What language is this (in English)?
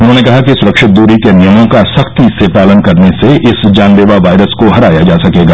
Hindi